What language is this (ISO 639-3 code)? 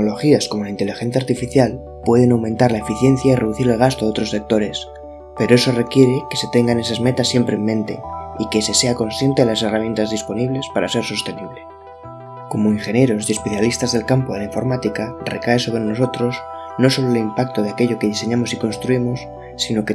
spa